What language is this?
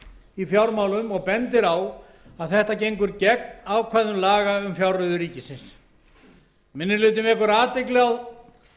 Icelandic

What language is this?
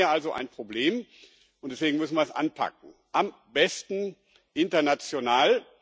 German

